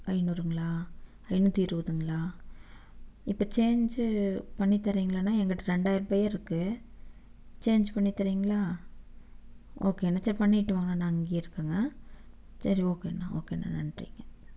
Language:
Tamil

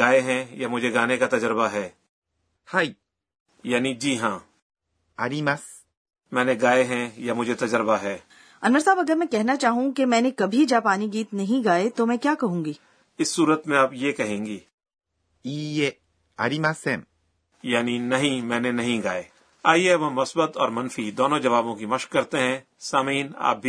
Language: Urdu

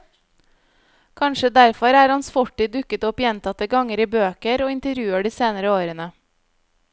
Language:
Norwegian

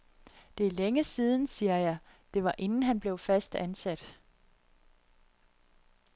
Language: Danish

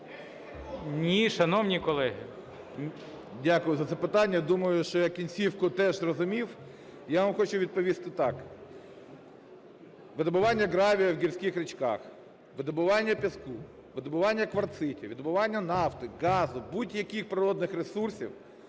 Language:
Ukrainian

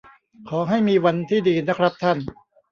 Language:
Thai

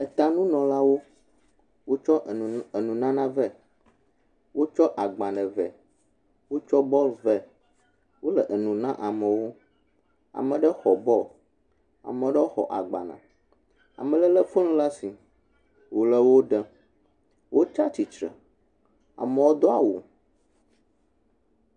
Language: Ewe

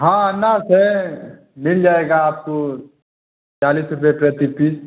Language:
Hindi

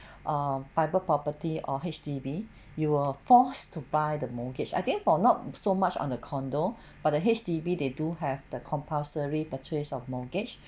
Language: English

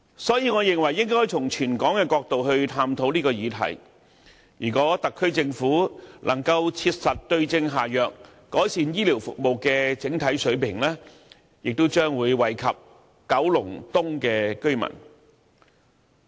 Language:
Cantonese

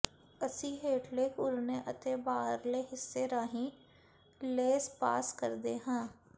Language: Punjabi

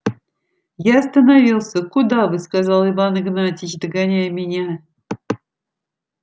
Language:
Russian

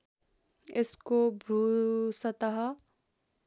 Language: Nepali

